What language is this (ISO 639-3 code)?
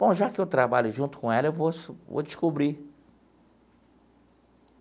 por